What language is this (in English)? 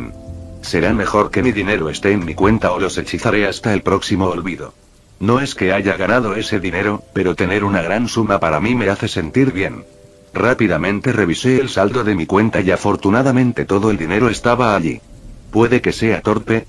Spanish